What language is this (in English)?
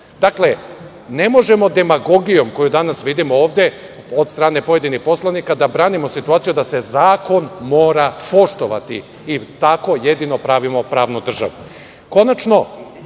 Serbian